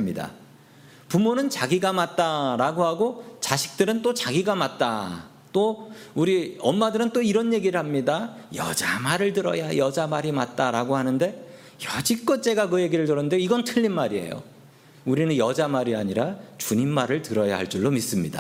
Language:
Korean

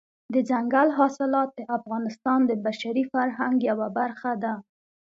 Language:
Pashto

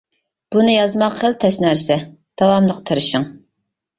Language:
Uyghur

